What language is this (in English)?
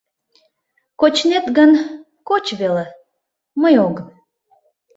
Mari